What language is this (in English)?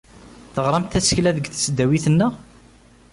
Kabyle